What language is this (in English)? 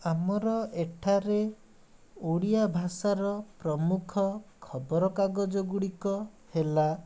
Odia